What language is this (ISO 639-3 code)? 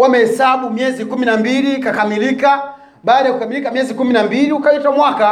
swa